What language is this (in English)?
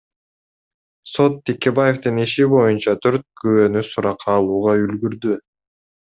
Kyrgyz